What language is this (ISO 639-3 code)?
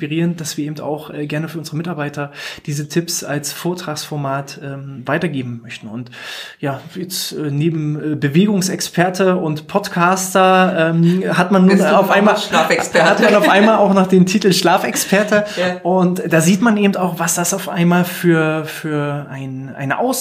deu